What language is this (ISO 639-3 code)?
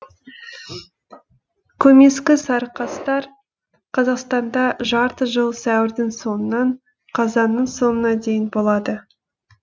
kaz